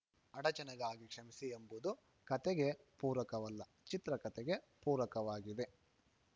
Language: Kannada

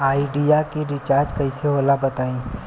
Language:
Bhojpuri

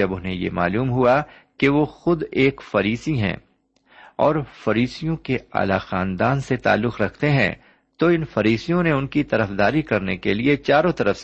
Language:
Urdu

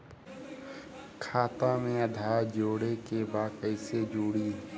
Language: Bhojpuri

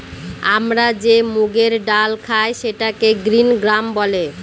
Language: Bangla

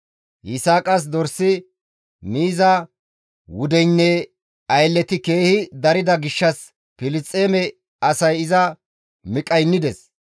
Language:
Gamo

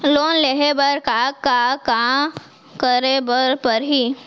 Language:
Chhattisgarhi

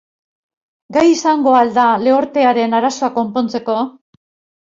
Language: Basque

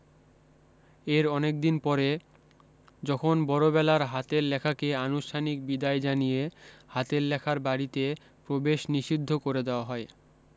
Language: Bangla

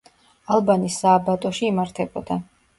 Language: Georgian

